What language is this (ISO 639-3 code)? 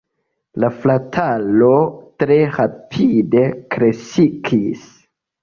epo